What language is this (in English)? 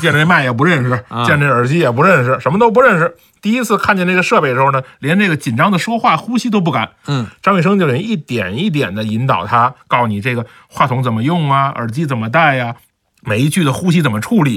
Chinese